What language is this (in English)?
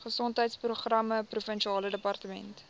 Afrikaans